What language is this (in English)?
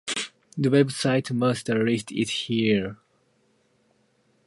English